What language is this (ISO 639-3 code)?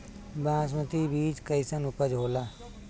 bho